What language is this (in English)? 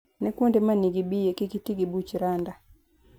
Luo (Kenya and Tanzania)